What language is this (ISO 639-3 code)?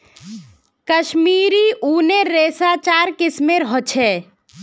mag